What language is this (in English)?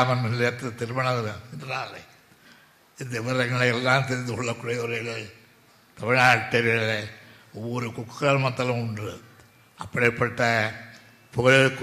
Tamil